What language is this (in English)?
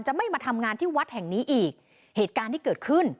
Thai